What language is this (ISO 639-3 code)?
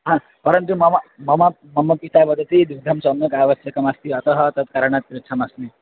san